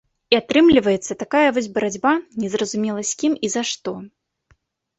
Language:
Belarusian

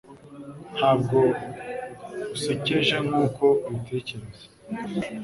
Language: Kinyarwanda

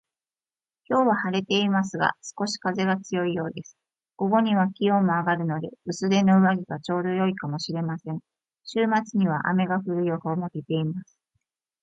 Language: Japanese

